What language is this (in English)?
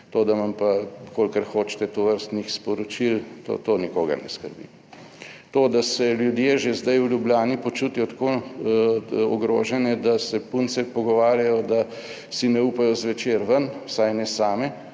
Slovenian